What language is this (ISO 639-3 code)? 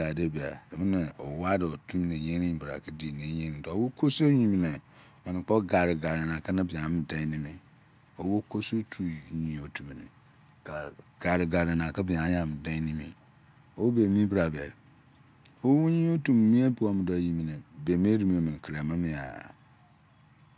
ijc